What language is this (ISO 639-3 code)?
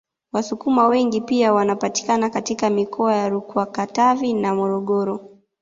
swa